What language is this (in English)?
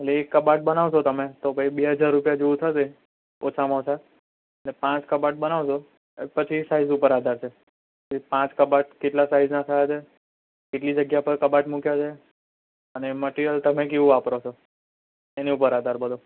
Gujarati